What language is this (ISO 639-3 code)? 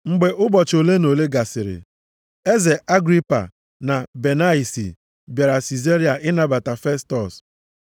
ibo